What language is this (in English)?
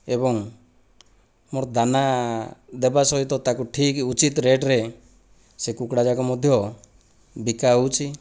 Odia